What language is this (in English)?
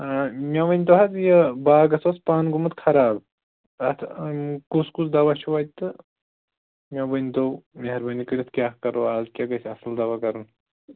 Kashmiri